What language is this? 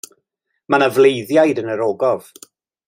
Welsh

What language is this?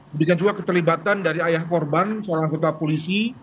Indonesian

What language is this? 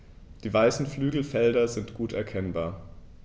German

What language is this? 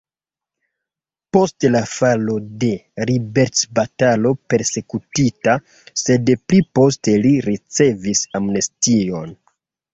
Esperanto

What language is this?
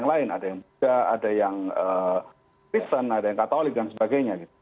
Indonesian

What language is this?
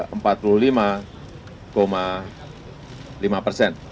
Indonesian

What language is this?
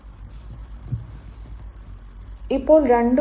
Malayalam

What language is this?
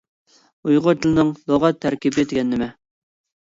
Uyghur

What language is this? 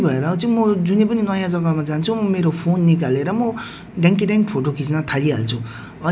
Nepali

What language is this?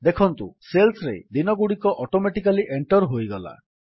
Odia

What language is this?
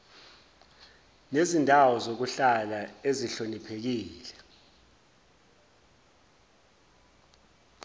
Zulu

